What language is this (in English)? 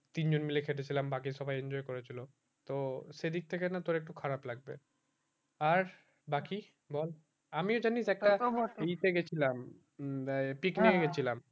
Bangla